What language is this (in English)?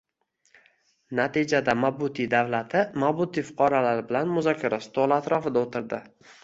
Uzbek